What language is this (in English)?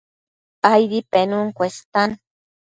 Matsés